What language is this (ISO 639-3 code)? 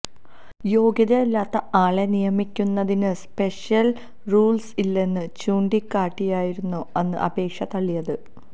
mal